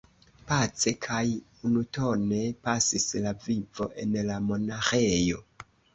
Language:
Esperanto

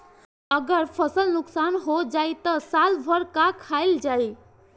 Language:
Bhojpuri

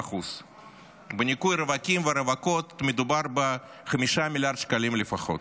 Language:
Hebrew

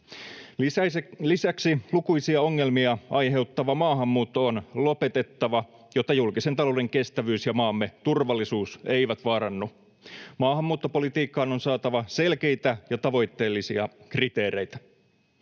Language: Finnish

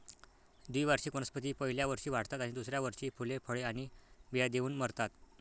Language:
Marathi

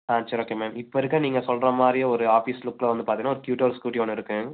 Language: Tamil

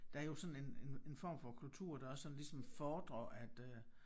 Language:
Danish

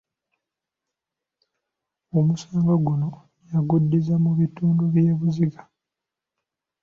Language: Ganda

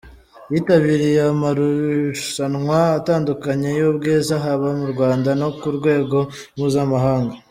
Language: Kinyarwanda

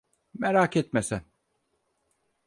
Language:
Turkish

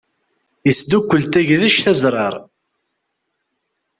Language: Kabyle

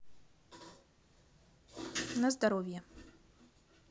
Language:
Russian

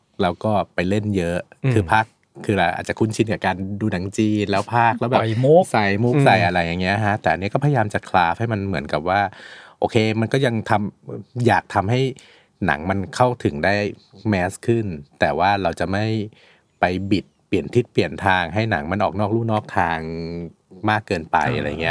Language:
Thai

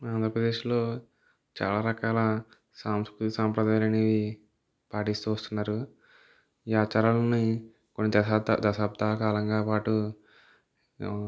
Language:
Telugu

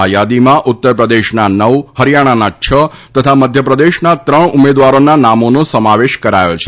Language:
Gujarati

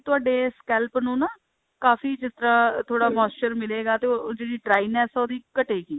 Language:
Punjabi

